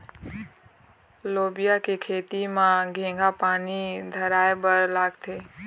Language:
Chhattisgarhi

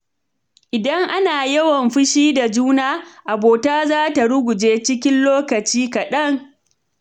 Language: Hausa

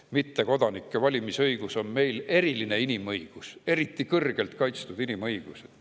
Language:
Estonian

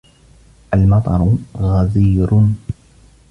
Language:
Arabic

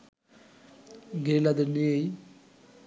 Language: Bangla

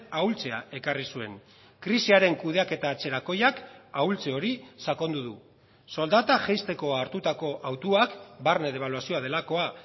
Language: Basque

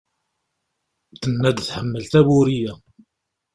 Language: Kabyle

